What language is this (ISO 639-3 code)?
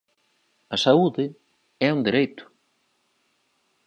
glg